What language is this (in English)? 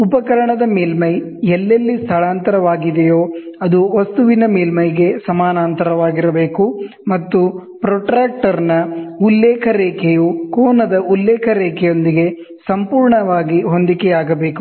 Kannada